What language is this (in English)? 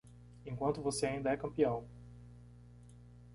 Portuguese